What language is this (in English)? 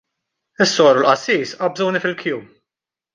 Maltese